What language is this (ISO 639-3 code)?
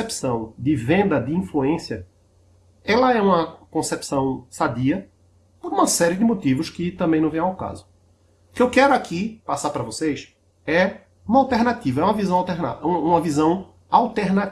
por